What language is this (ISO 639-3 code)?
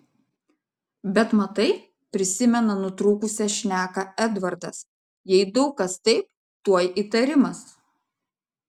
lit